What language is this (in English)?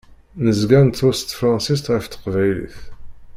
Kabyle